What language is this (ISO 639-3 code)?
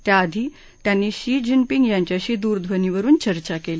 mar